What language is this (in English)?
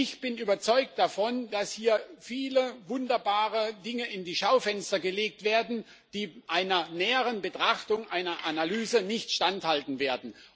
German